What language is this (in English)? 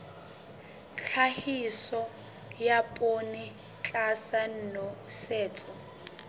Southern Sotho